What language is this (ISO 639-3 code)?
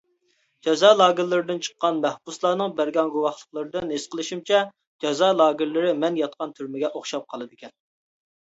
uig